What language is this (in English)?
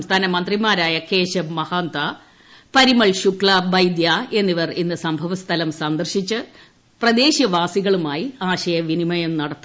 Malayalam